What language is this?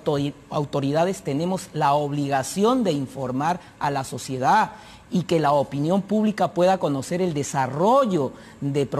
Spanish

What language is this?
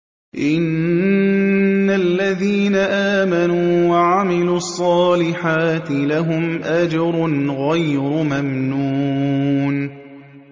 Arabic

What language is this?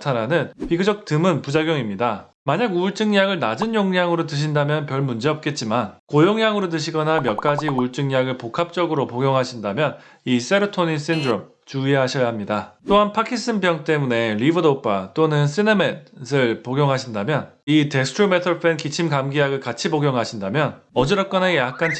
Korean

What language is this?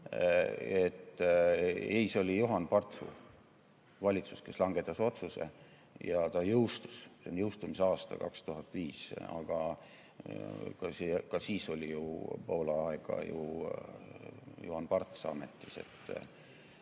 Estonian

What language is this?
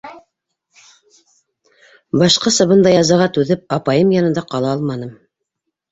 Bashkir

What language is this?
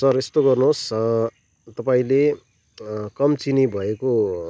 Nepali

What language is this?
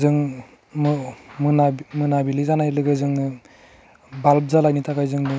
Bodo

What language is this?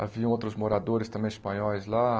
Portuguese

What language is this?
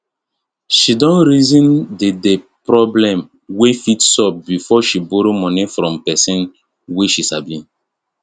Nigerian Pidgin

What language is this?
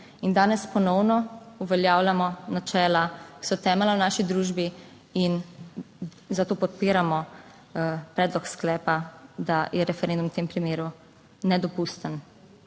Slovenian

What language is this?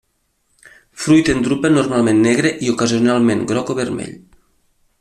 Catalan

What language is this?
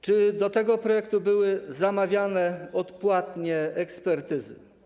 Polish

